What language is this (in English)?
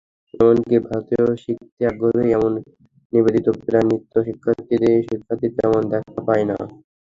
Bangla